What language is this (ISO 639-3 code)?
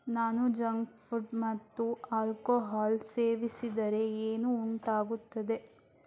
kan